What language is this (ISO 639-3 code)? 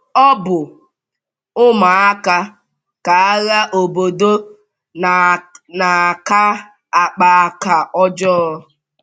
ibo